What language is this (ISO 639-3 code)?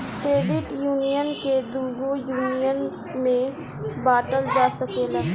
bho